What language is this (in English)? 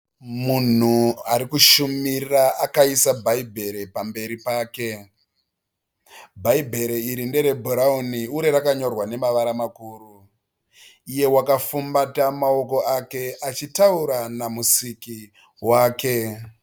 Shona